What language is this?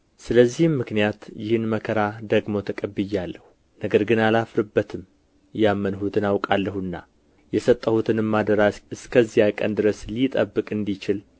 Amharic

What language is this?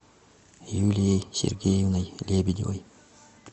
Russian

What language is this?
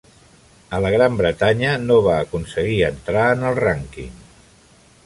Catalan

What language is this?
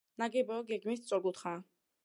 Georgian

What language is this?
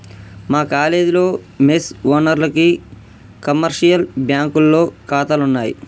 Telugu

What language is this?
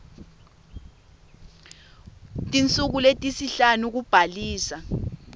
Swati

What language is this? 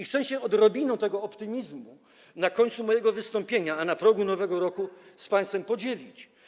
Polish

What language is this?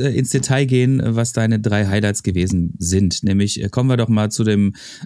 German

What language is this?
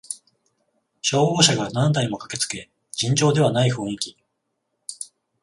Japanese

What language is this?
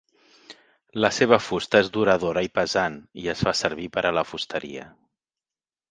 Catalan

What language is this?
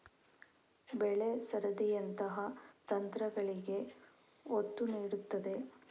Kannada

